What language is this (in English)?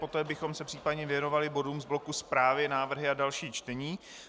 Czech